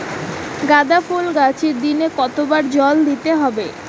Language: Bangla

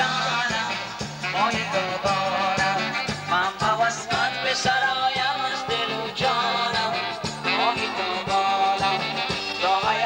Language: Bulgarian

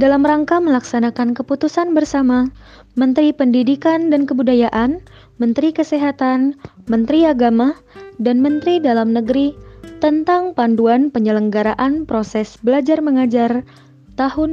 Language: Indonesian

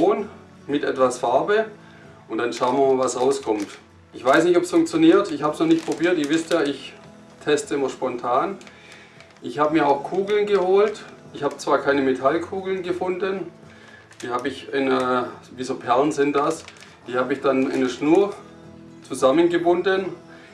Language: German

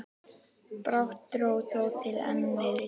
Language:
Icelandic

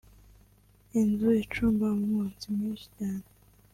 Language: Kinyarwanda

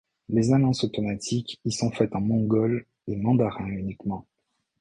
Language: French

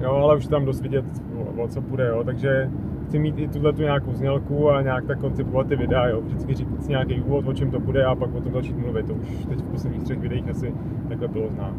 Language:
Czech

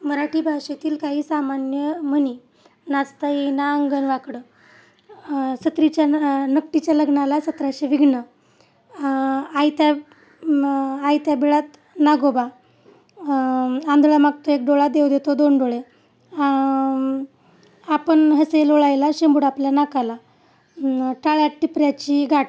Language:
Marathi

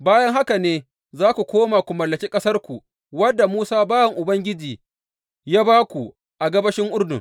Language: Hausa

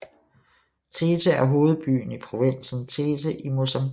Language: Danish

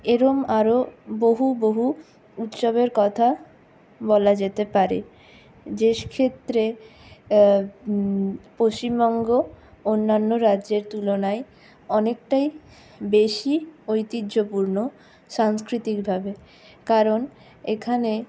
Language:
Bangla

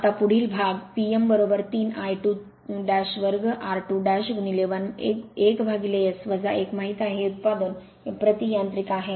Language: Marathi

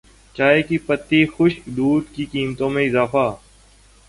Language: Urdu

